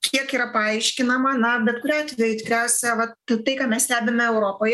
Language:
Lithuanian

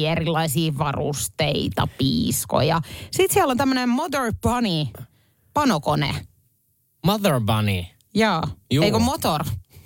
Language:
Finnish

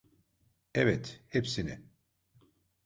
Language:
Turkish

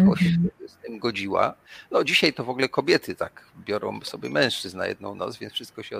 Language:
Polish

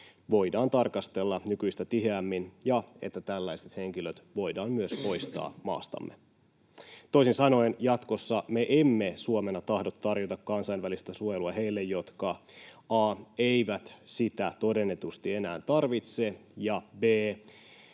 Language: Finnish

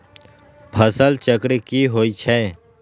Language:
Magahi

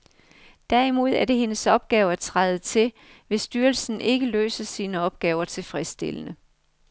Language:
Danish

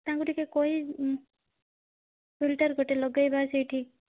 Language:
Odia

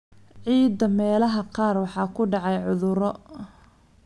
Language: Somali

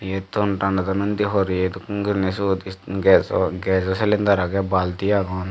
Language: Chakma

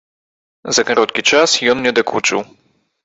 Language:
Belarusian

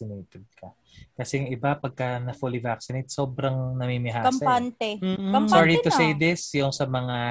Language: Filipino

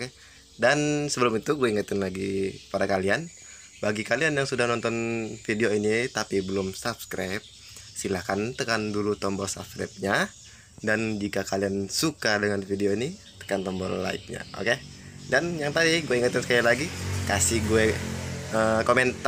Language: Indonesian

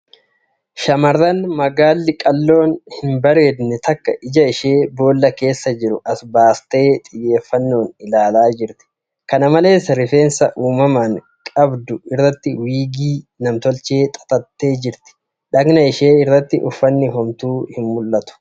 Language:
Oromo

